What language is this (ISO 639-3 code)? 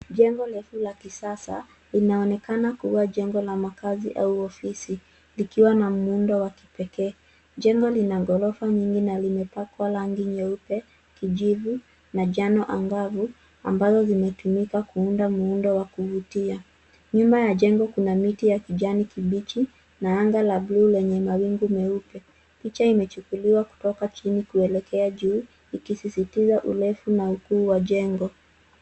swa